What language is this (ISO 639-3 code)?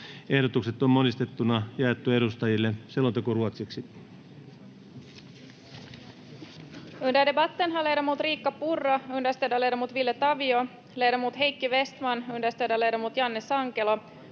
fin